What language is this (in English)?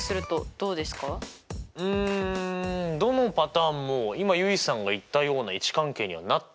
Japanese